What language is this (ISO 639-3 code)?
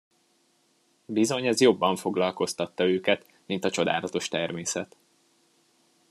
hun